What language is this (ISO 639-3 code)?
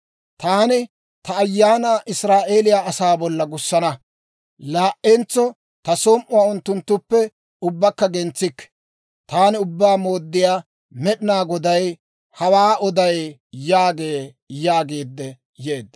dwr